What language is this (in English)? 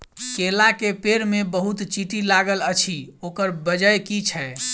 Maithili